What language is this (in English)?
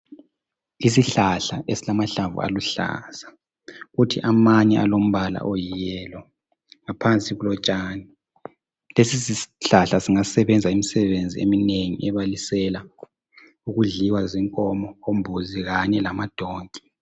North Ndebele